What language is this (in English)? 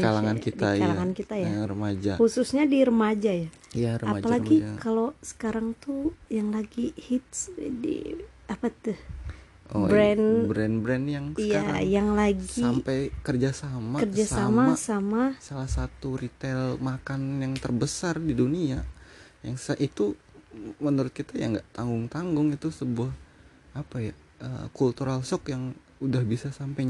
Indonesian